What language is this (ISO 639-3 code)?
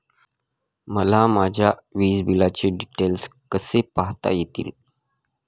mar